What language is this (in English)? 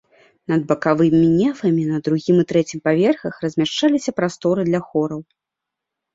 Belarusian